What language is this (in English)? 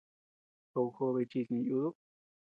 Tepeuxila Cuicatec